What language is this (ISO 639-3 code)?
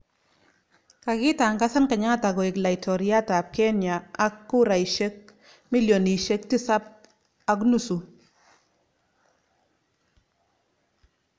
kln